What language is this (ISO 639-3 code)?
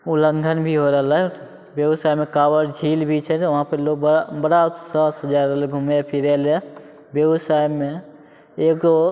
mai